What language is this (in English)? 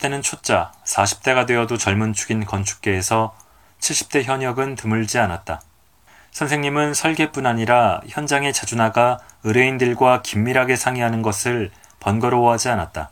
Korean